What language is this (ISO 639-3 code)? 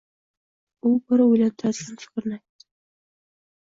uzb